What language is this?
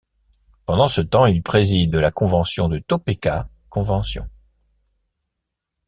French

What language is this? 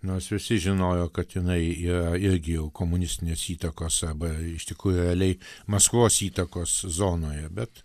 Lithuanian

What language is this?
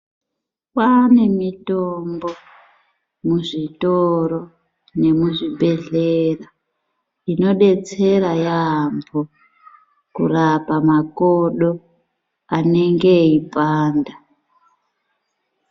Ndau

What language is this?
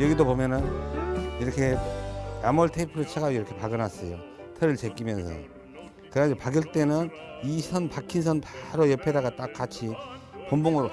Korean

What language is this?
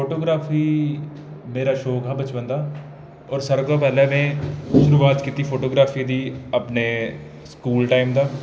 Dogri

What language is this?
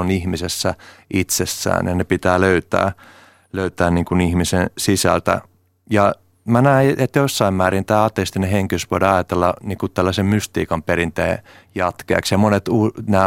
Finnish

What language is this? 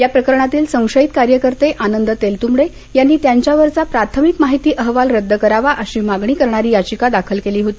Marathi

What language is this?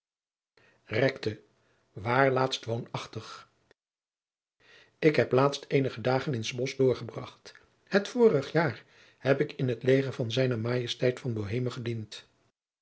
Dutch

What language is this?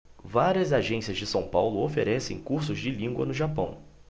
Portuguese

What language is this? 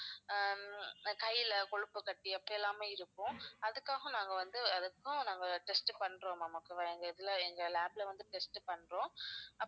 Tamil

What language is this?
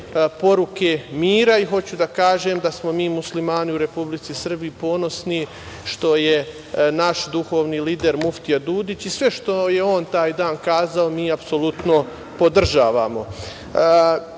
Serbian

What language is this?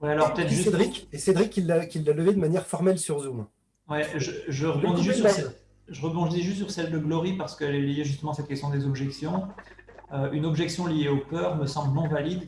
French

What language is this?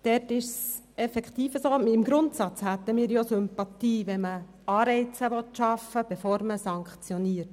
Swiss German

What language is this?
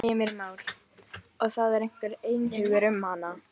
Icelandic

